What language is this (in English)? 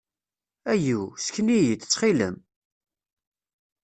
Kabyle